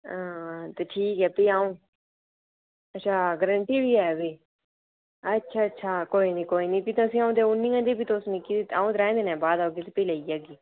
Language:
Dogri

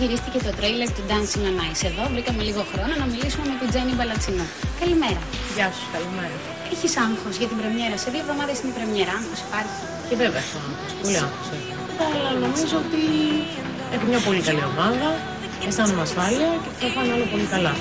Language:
Greek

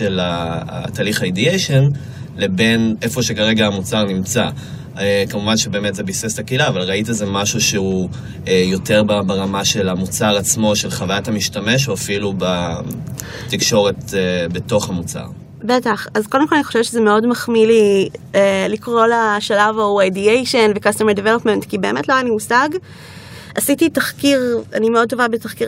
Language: Hebrew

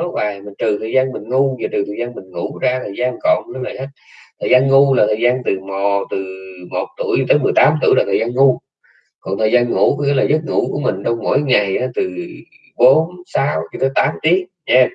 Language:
Vietnamese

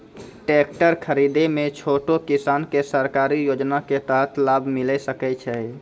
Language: Maithili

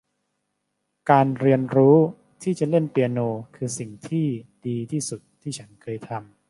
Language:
Thai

